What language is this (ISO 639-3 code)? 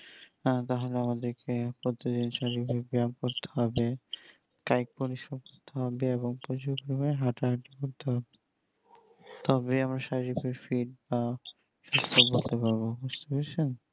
ben